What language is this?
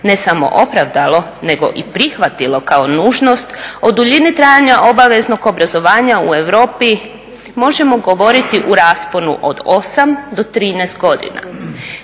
Croatian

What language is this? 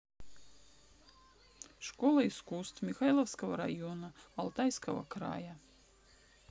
Russian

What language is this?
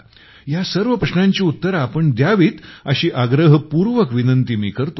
Marathi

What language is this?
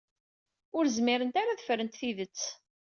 Kabyle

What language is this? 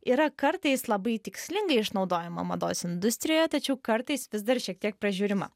Lithuanian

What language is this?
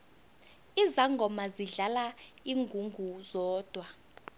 South Ndebele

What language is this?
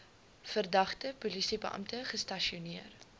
Afrikaans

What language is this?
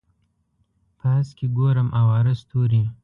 Pashto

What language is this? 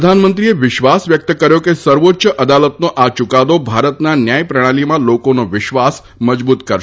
Gujarati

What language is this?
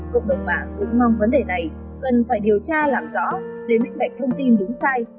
Vietnamese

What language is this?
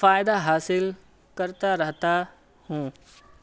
Urdu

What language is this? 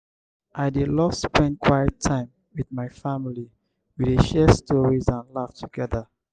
Nigerian Pidgin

